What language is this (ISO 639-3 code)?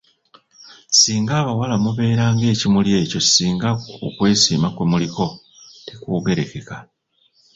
lug